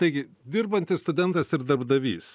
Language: Lithuanian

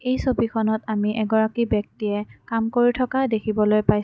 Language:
Assamese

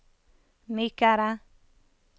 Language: Norwegian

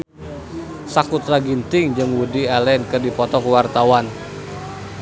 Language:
Sundanese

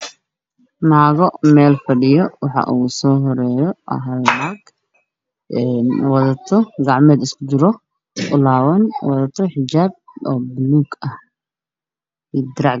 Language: Somali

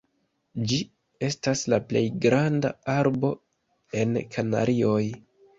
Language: Esperanto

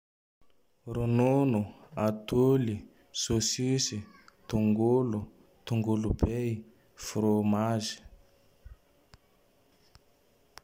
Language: Tandroy-Mahafaly Malagasy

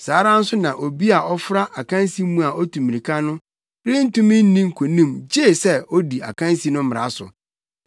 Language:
Akan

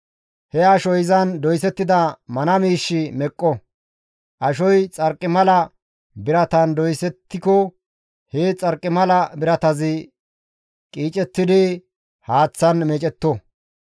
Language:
Gamo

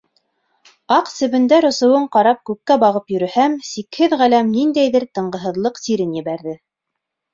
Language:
Bashkir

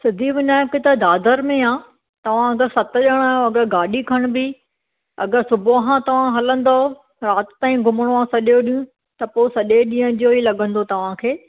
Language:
Sindhi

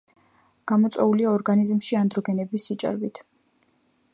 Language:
Georgian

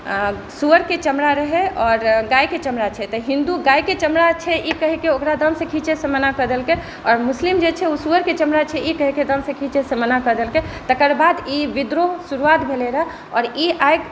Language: Maithili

